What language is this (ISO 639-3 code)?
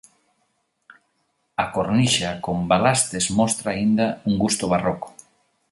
glg